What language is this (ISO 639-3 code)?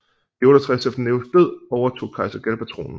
dan